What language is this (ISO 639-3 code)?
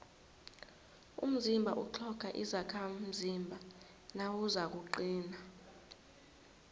nbl